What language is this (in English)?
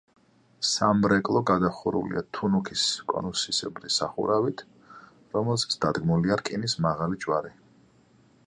Georgian